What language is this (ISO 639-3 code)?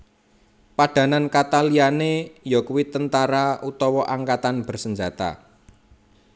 jav